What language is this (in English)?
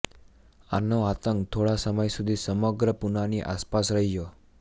Gujarati